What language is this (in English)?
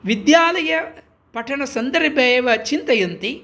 Sanskrit